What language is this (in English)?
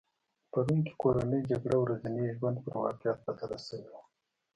Pashto